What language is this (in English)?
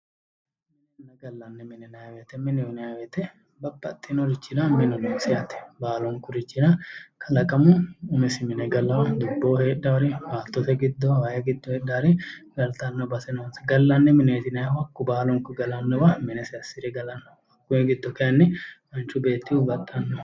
Sidamo